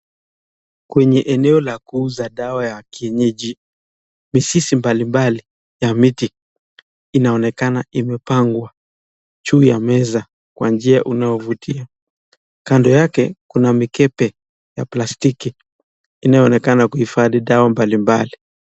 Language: Swahili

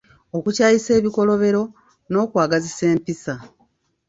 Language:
Ganda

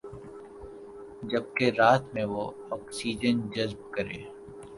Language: Urdu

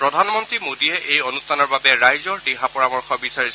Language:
Assamese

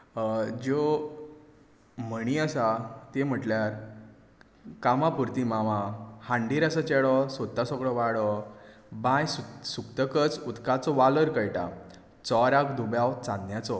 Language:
Konkani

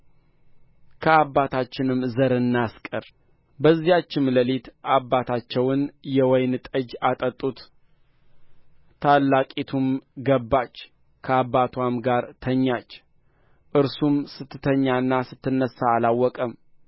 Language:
Amharic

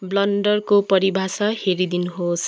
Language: Nepali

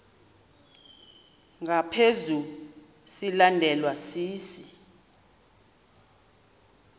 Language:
Xhosa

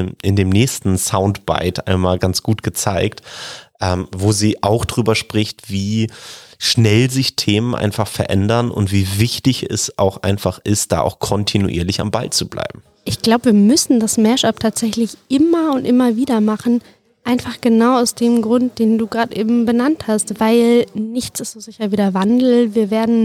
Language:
German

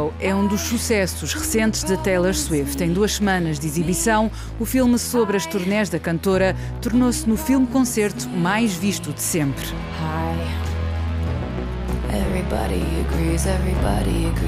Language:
Portuguese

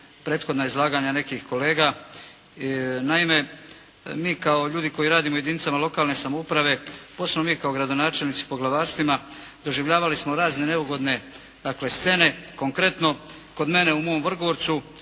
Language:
Croatian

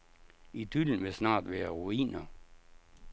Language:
Danish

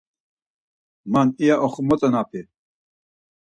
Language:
Laz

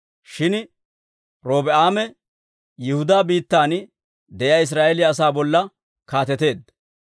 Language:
Dawro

